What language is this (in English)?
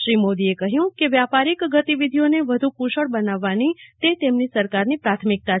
Gujarati